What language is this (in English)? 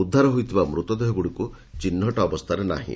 Odia